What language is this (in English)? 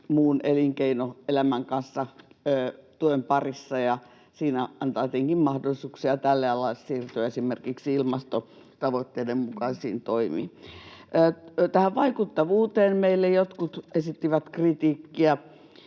Finnish